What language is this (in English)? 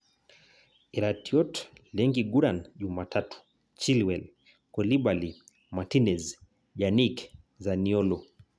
Masai